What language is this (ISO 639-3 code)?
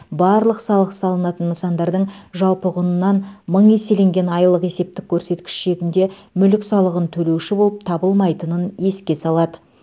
kaz